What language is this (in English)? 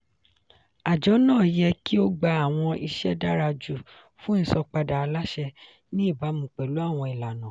Yoruba